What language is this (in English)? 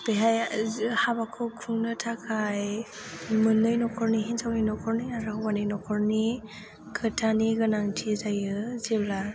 Bodo